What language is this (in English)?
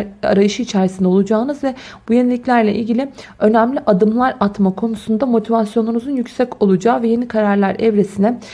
Turkish